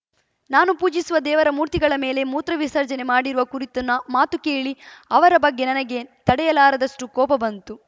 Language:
Kannada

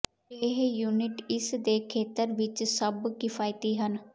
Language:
Punjabi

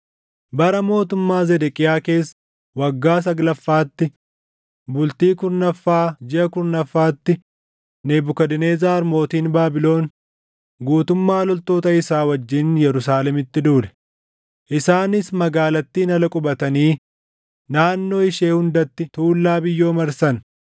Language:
Oromo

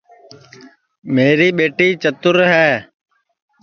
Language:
Sansi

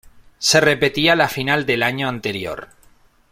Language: Spanish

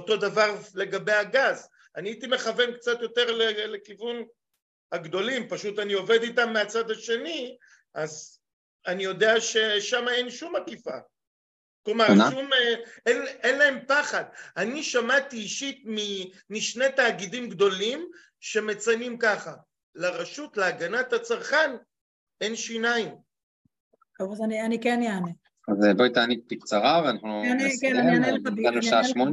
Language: Hebrew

